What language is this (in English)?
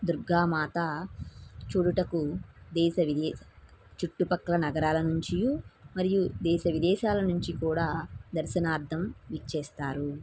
Telugu